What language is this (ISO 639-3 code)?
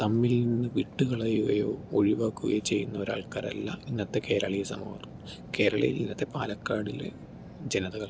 mal